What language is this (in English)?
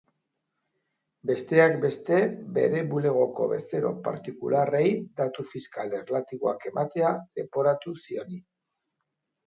Basque